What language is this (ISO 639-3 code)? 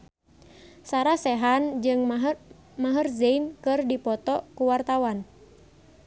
sun